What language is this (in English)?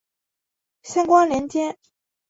Chinese